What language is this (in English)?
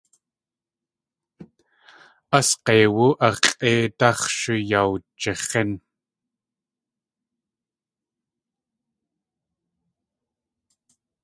Tlingit